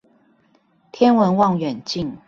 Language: Chinese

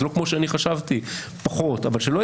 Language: Hebrew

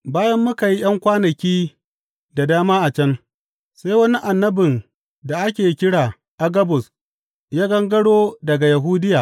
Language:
Hausa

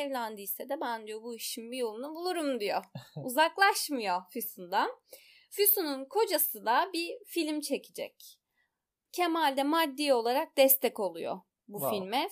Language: Turkish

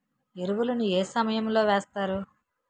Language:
Telugu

